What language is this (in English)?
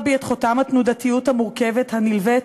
Hebrew